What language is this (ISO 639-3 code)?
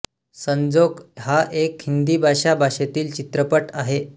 mar